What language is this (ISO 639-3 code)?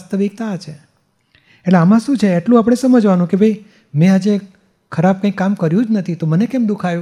guj